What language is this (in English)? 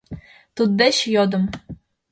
Mari